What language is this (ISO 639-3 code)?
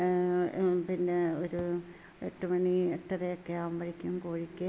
mal